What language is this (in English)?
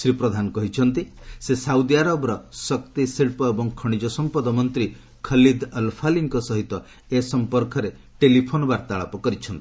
Odia